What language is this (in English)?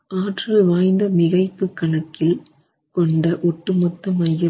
Tamil